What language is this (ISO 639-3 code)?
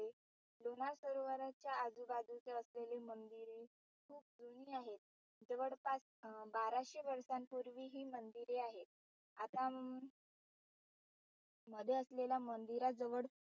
mar